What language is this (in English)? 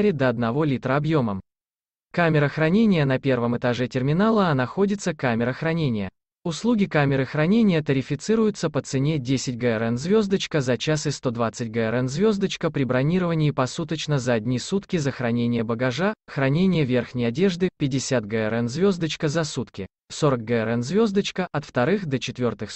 Russian